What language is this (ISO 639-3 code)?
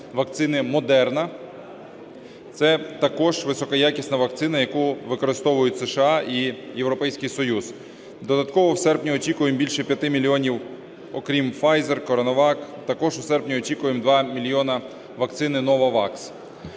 ukr